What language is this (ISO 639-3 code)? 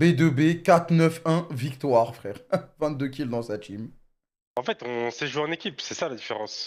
fra